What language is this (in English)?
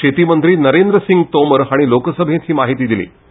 Konkani